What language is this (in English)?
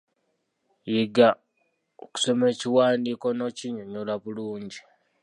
Ganda